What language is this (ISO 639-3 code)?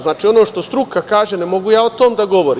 srp